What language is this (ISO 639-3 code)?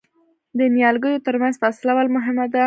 pus